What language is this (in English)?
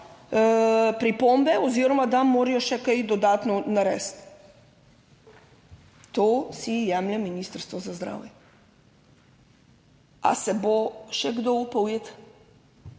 Slovenian